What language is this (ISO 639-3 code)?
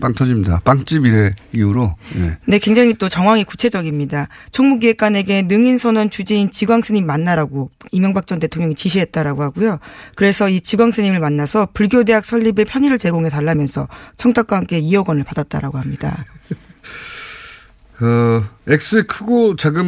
kor